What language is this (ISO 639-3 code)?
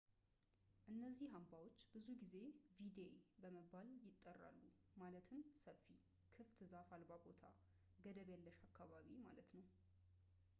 amh